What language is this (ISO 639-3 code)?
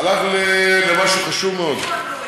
heb